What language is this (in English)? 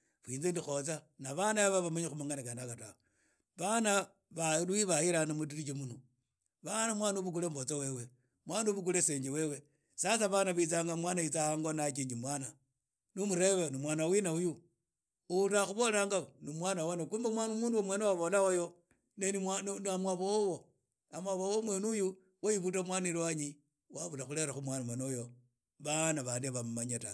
Idakho-Isukha-Tiriki